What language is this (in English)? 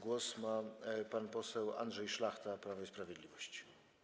Polish